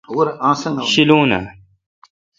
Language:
Kalkoti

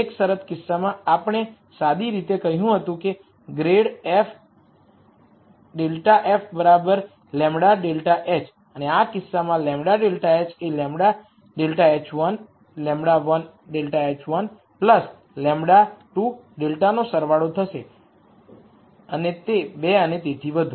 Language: Gujarati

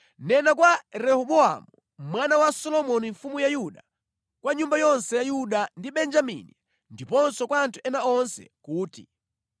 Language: Nyanja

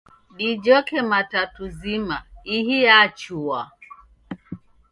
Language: Taita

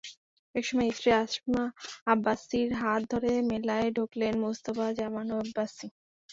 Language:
Bangla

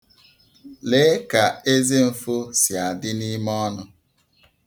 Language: Igbo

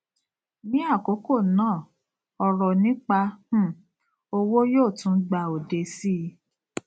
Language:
Yoruba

